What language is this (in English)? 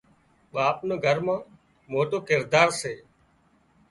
Wadiyara Koli